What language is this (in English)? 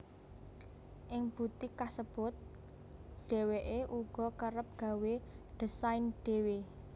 Javanese